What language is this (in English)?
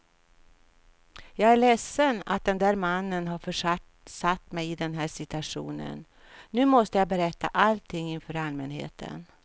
Swedish